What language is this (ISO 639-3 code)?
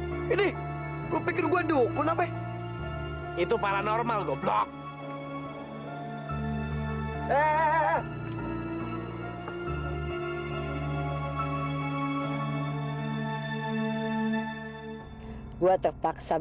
ind